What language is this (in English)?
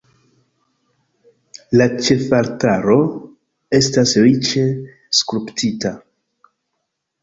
Esperanto